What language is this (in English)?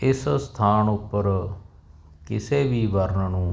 Punjabi